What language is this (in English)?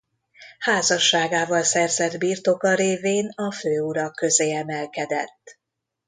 Hungarian